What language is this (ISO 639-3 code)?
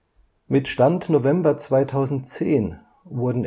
deu